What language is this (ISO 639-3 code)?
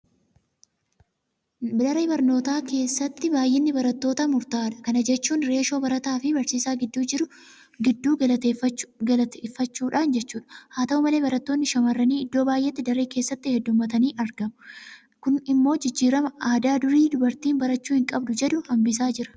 orm